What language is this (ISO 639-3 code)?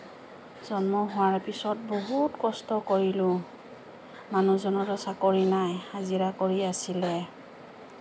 asm